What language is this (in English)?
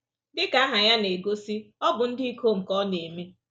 Igbo